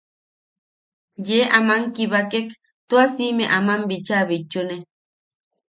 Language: Yaqui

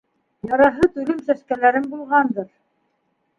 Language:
Bashkir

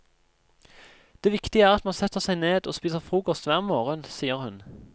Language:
Norwegian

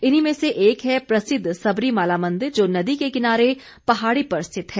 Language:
Hindi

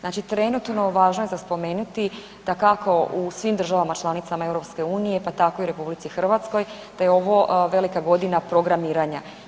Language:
Croatian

